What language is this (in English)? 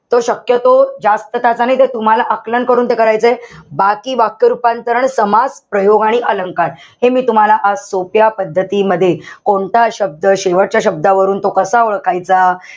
Marathi